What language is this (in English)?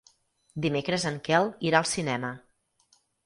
Catalan